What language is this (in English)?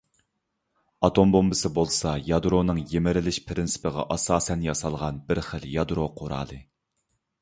Uyghur